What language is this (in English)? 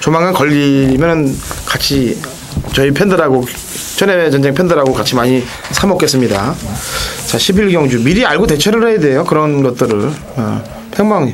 Korean